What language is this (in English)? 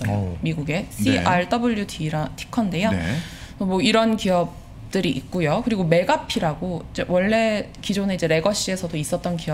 Korean